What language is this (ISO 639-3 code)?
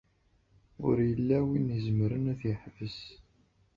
kab